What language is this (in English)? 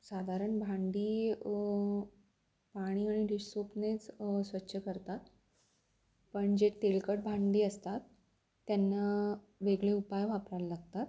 Marathi